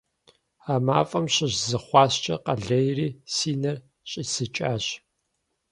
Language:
Kabardian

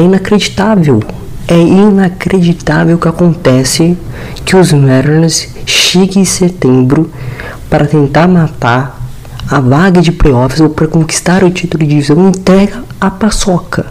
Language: Portuguese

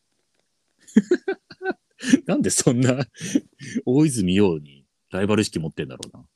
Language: Japanese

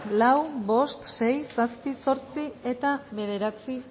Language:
Basque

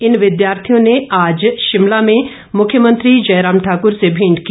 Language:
Hindi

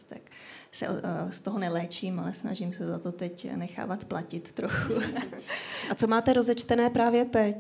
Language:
Czech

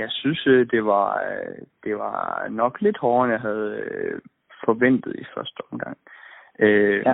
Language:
Danish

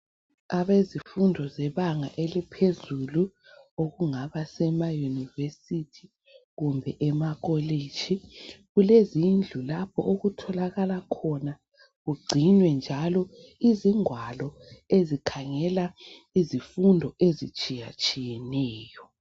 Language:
North Ndebele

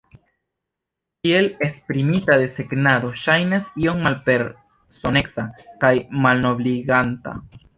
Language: Esperanto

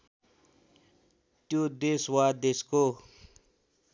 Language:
Nepali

